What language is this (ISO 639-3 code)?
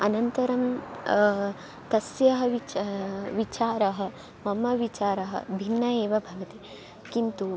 san